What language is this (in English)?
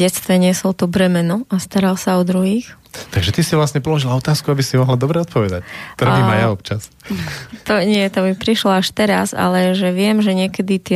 Slovak